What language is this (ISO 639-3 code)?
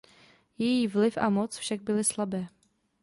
ces